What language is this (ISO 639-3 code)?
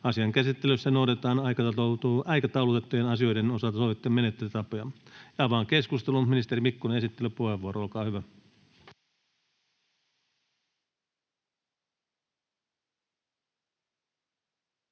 fin